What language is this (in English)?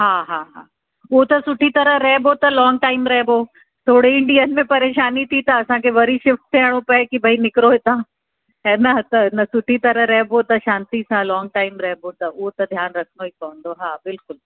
Sindhi